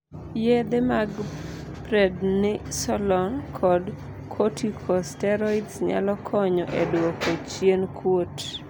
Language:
Luo (Kenya and Tanzania)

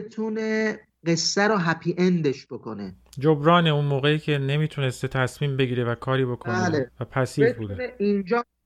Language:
Persian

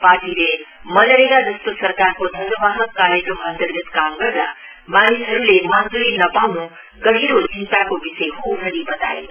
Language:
Nepali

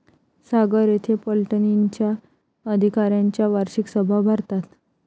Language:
Marathi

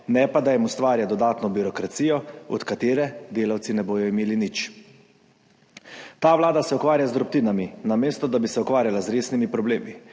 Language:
Slovenian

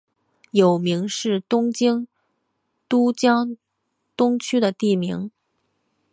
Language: Chinese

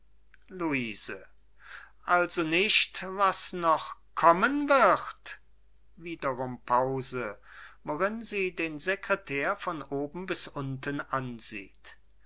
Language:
German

